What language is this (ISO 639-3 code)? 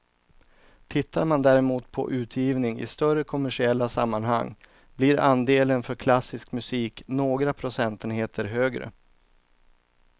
swe